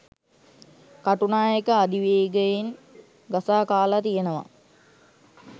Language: Sinhala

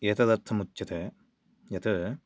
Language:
Sanskrit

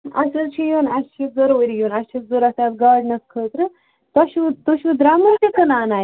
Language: Kashmiri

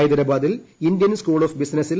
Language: Malayalam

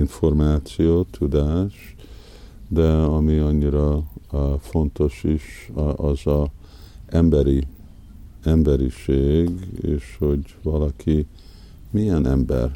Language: Hungarian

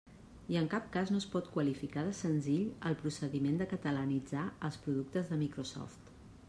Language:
Catalan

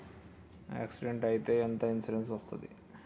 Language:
Telugu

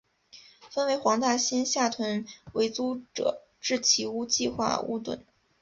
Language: Chinese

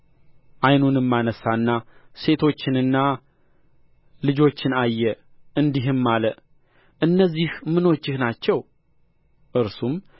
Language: Amharic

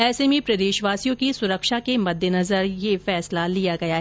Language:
Hindi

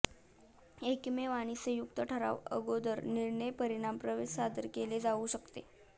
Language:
Marathi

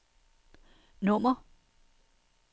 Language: Danish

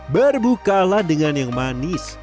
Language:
Indonesian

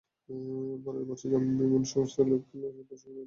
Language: Bangla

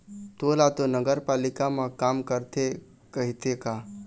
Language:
Chhattisgarhi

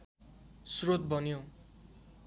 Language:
Nepali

